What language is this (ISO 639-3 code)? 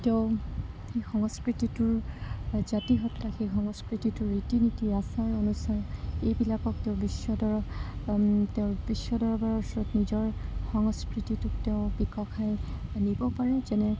asm